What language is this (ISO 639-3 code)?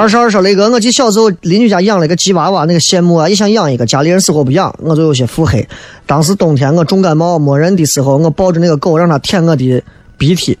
zho